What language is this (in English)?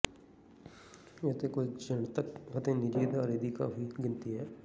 Punjabi